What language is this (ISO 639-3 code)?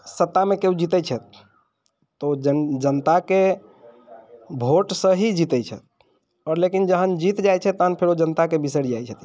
mai